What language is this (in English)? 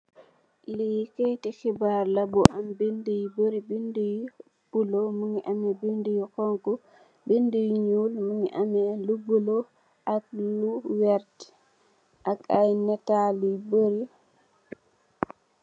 Wolof